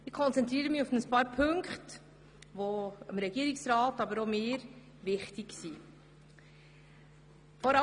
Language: Swiss German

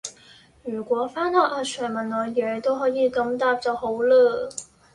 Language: Cantonese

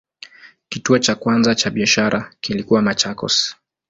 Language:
Swahili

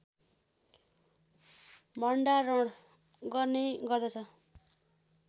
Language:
Nepali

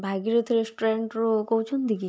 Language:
Odia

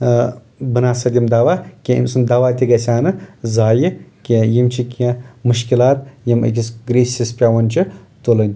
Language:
Kashmiri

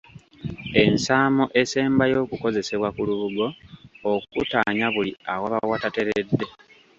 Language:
Ganda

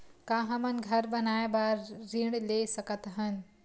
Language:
Chhattisgarhi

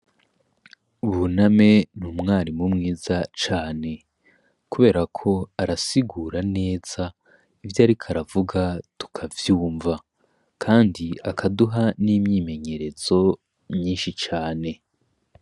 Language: Rundi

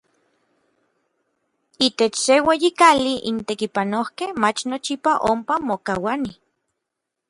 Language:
Orizaba Nahuatl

